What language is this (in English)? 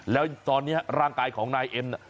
Thai